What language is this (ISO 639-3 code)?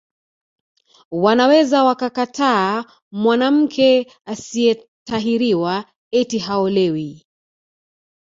swa